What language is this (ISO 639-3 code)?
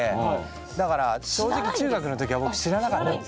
jpn